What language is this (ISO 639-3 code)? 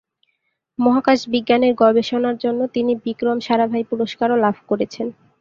ben